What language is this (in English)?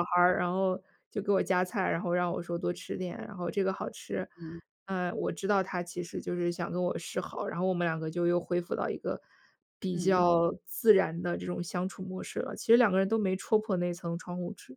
Chinese